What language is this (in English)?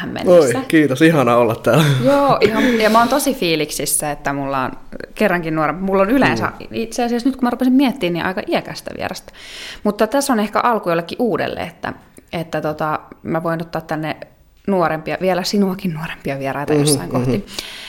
Finnish